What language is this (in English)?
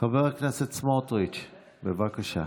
Hebrew